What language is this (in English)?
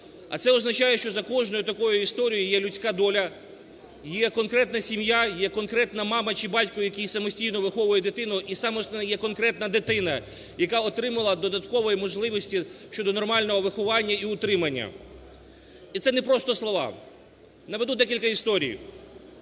Ukrainian